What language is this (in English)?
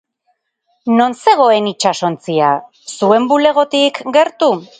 Basque